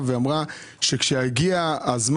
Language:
Hebrew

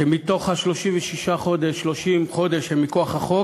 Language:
Hebrew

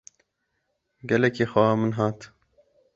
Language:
Kurdish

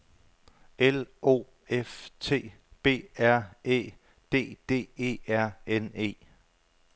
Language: Danish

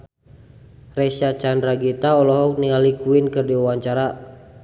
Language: Sundanese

